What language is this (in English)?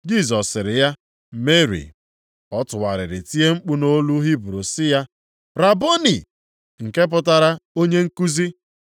Igbo